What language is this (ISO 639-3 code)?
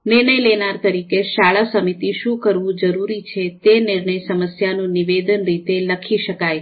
guj